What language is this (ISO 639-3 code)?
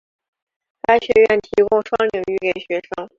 zho